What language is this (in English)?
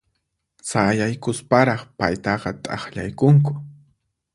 Puno Quechua